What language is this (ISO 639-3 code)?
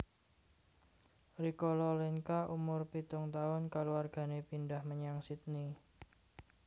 jav